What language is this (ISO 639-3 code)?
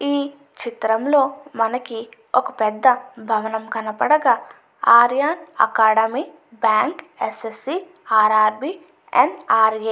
tel